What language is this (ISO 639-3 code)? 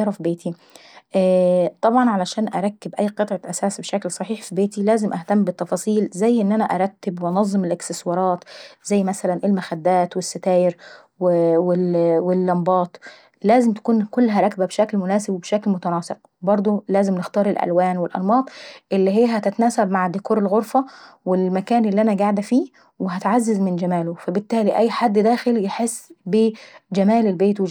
aec